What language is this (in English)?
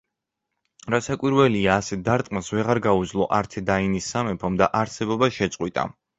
Georgian